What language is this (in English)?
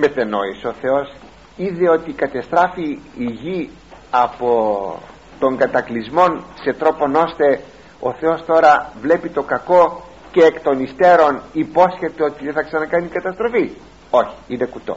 Greek